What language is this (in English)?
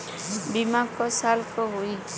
Bhojpuri